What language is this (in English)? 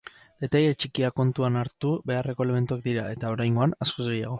Basque